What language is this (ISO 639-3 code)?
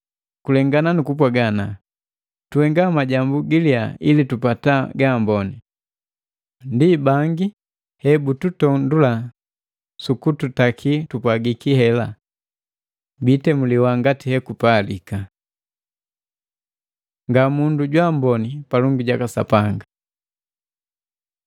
mgv